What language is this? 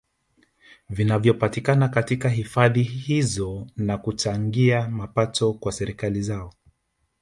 Swahili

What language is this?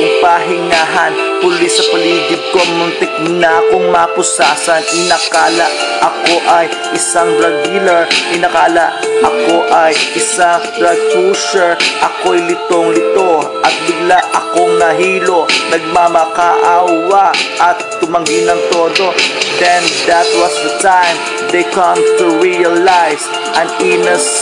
Filipino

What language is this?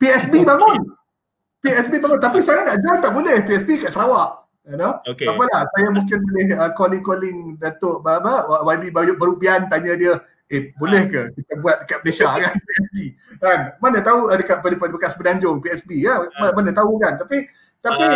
Malay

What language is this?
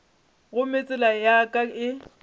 Northern Sotho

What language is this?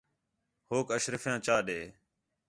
Khetrani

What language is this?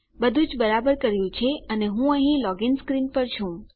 Gujarati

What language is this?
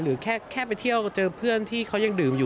Thai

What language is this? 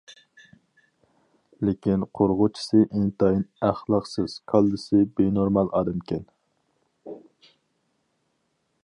Uyghur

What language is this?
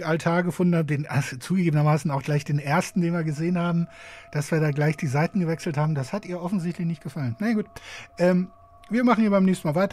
German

